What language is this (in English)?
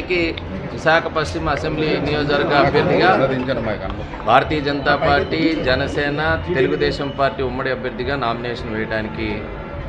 Telugu